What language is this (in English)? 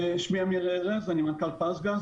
Hebrew